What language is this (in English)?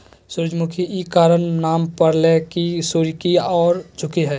Magahi